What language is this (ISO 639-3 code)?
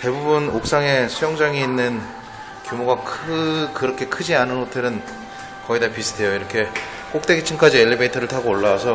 kor